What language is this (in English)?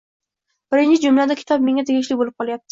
Uzbek